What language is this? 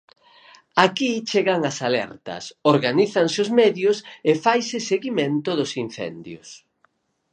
Galician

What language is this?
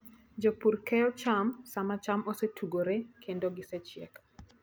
Luo (Kenya and Tanzania)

